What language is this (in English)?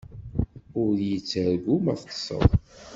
Kabyle